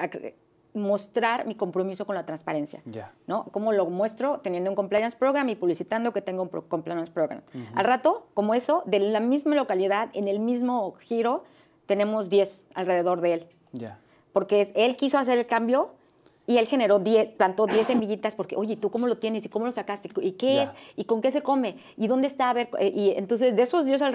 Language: Spanish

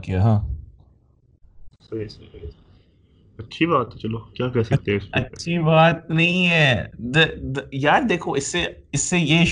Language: Urdu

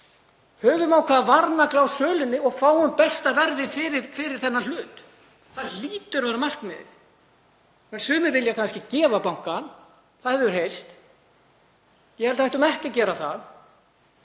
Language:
Icelandic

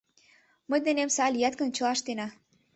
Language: Mari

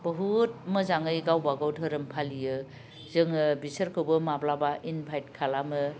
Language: Bodo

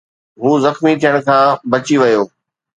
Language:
Sindhi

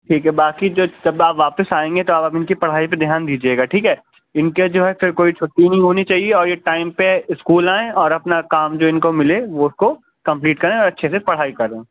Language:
Urdu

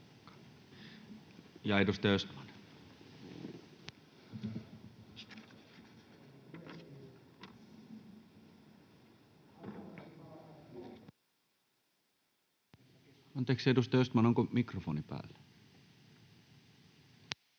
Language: Finnish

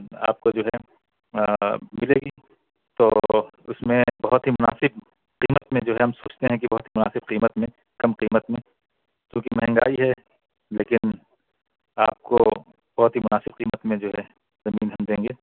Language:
Urdu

